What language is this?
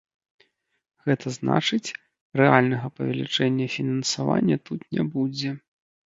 Belarusian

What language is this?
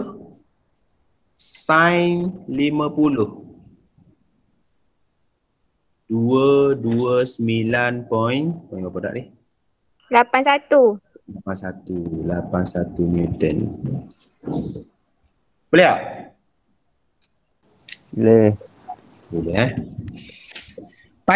Malay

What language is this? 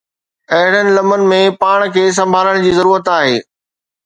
Sindhi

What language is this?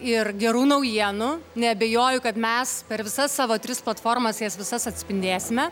Lithuanian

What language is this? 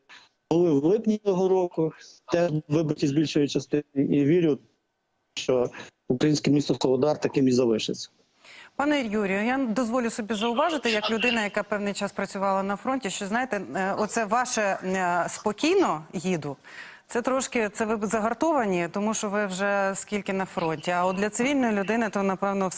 Ukrainian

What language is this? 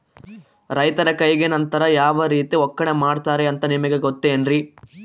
Kannada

